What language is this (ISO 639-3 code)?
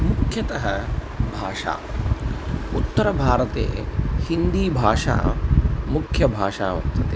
san